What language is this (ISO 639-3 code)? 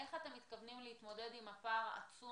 heb